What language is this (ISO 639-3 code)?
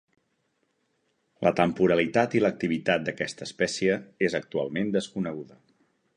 cat